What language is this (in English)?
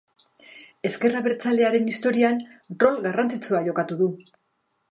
Basque